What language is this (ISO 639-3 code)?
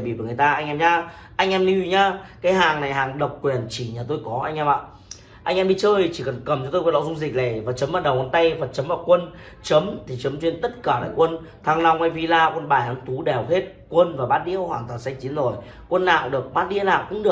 vie